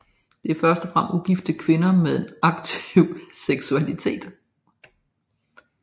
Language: Danish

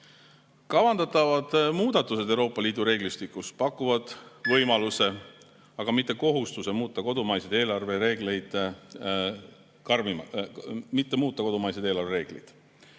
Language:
Estonian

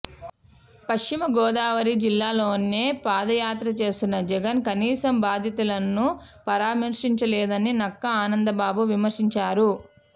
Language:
Telugu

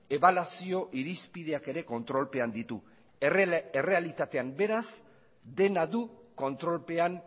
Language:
Basque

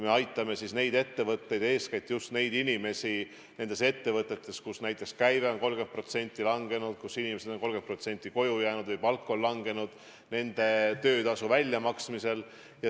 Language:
Estonian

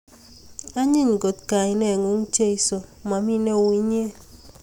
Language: Kalenjin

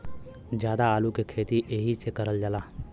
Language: Bhojpuri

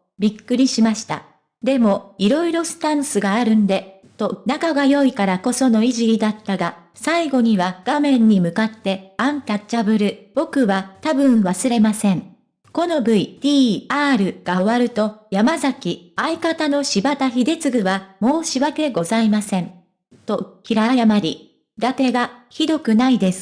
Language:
Japanese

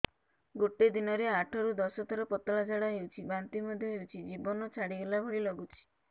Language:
Odia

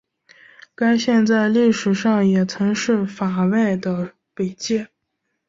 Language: Chinese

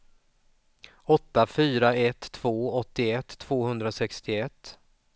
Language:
Swedish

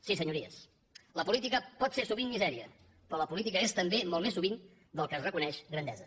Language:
Catalan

